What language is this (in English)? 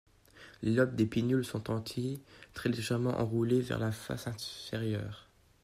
French